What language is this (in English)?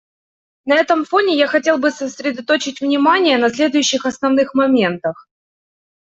Russian